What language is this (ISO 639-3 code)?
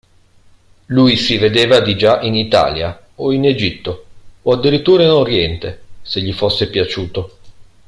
ita